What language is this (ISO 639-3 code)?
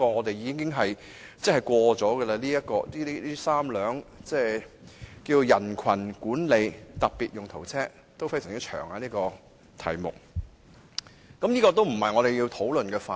yue